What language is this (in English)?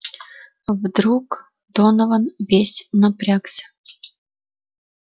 Russian